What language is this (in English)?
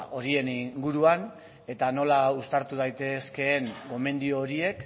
Basque